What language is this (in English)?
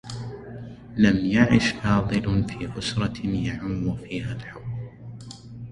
Arabic